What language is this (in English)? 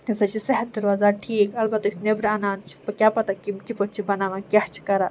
Kashmiri